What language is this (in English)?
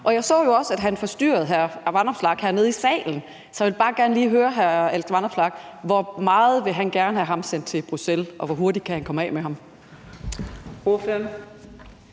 Danish